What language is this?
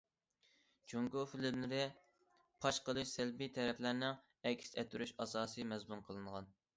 Uyghur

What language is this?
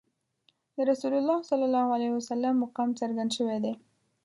Pashto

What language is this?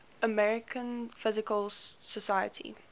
English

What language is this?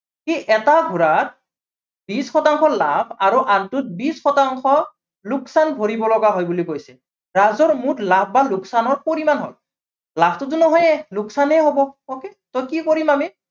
Assamese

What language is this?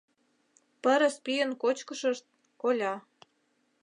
Mari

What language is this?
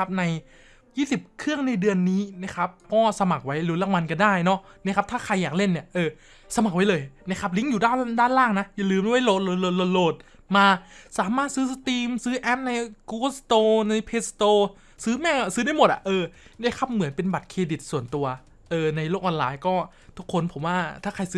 Thai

